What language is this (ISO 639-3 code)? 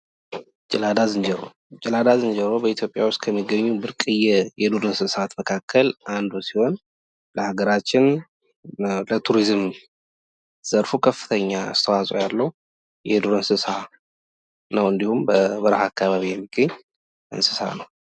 amh